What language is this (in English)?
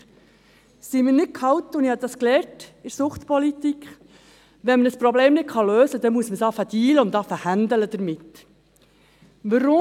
Swiss German